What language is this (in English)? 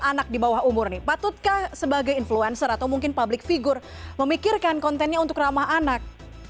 Indonesian